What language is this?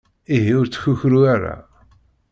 Kabyle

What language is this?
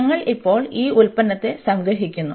Malayalam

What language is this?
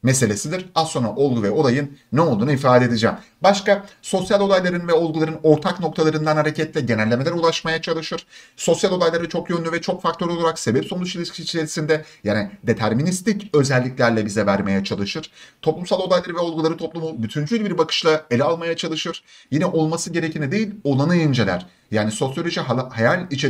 Turkish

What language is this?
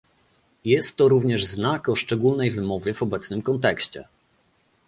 Polish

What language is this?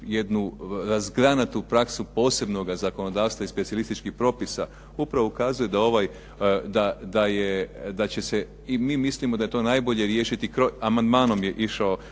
Croatian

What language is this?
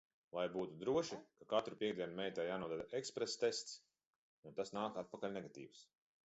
Latvian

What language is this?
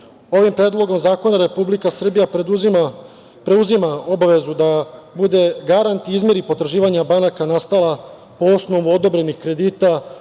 Serbian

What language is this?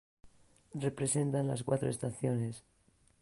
Spanish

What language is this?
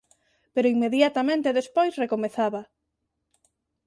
Galician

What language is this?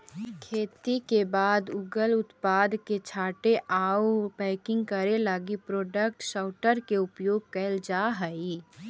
Magahi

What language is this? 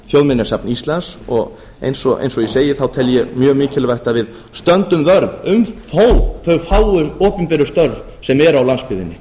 Icelandic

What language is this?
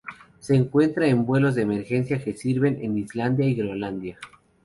Spanish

